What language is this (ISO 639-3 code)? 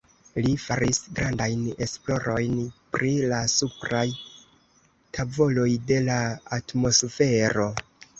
epo